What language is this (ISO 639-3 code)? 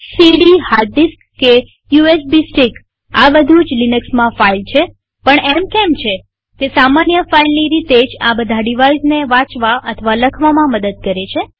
guj